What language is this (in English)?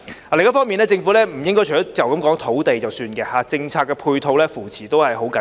Cantonese